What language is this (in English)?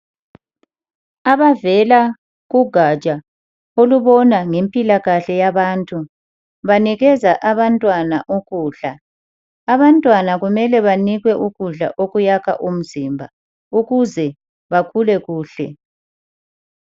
North Ndebele